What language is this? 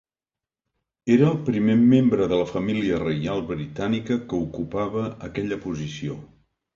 Catalan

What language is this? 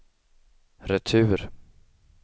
Swedish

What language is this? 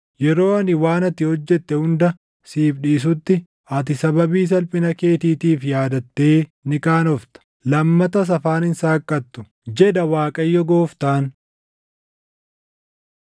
Oromo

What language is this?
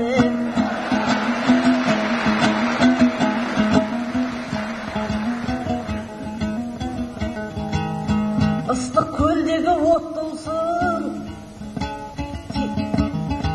Turkish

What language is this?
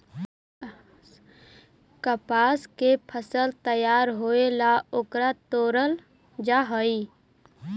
Magahi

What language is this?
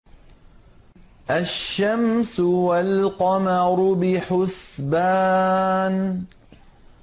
Arabic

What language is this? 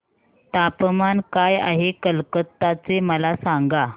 Marathi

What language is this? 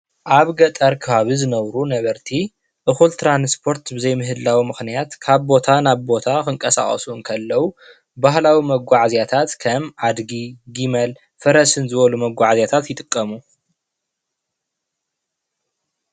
Tigrinya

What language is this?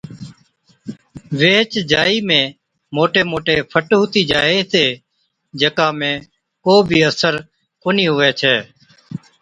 Od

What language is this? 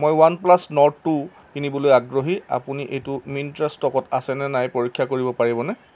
Assamese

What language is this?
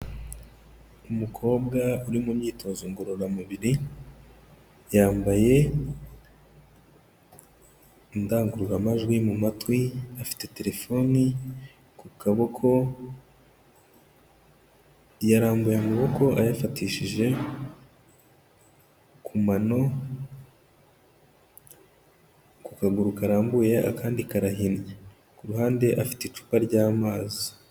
Kinyarwanda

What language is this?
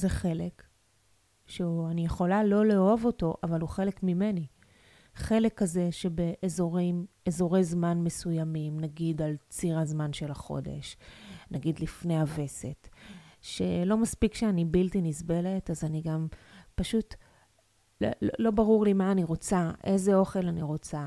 Hebrew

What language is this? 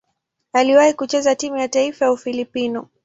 Swahili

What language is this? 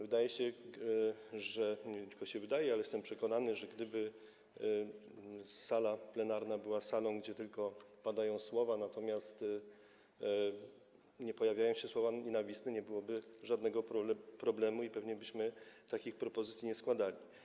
Polish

